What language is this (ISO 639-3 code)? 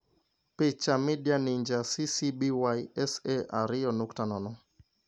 luo